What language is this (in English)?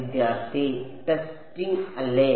Malayalam